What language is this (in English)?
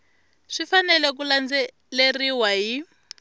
Tsonga